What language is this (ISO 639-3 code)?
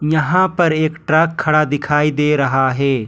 hin